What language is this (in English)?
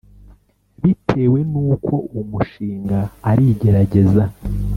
Kinyarwanda